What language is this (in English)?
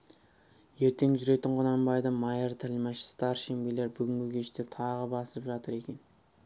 Kazakh